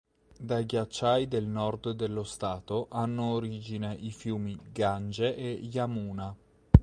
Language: Italian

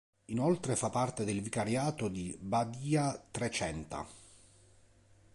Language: Italian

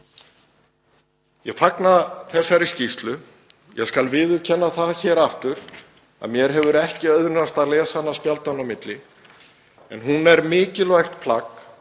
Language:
Icelandic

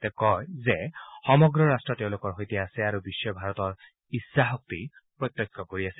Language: Assamese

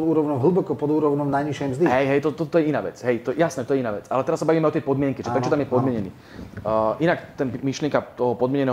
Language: Slovak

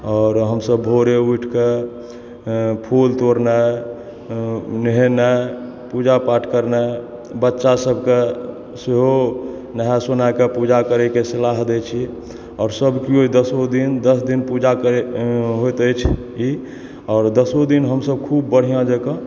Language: Maithili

